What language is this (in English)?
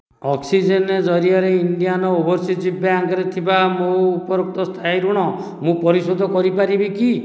Odia